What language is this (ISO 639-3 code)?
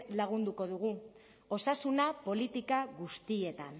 eus